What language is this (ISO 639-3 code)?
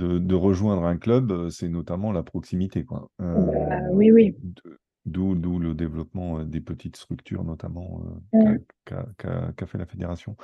fra